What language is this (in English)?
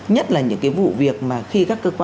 Vietnamese